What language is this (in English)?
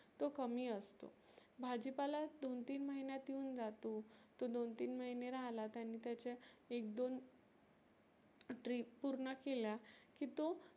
Marathi